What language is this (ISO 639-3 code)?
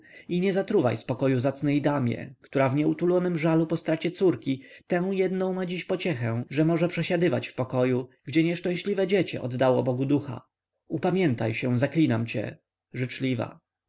pol